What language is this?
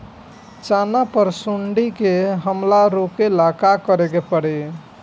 Bhojpuri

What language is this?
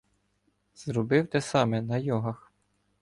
Ukrainian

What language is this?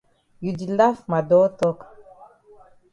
Cameroon Pidgin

